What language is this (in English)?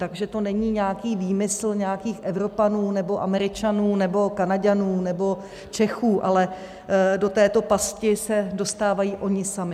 Czech